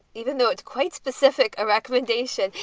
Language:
English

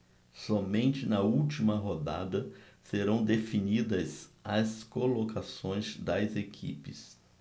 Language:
Portuguese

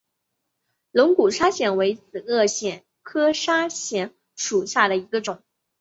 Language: Chinese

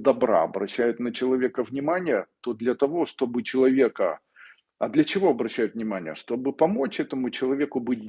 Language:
Russian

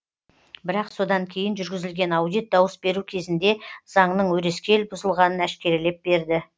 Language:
Kazakh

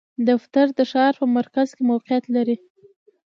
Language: Pashto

